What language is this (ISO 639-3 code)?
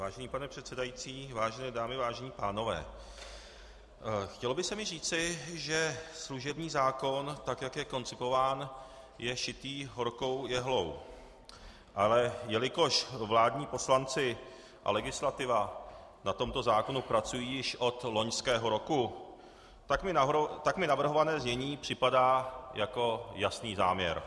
ces